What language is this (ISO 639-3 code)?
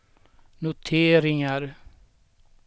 swe